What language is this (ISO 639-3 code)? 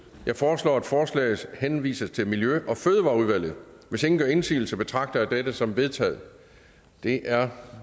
dan